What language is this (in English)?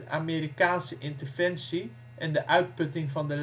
Dutch